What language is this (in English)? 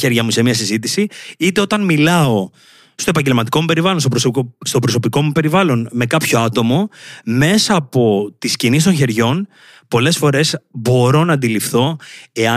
Greek